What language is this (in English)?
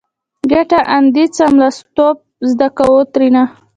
Pashto